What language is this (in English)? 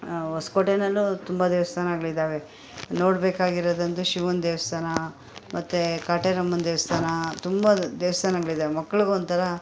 Kannada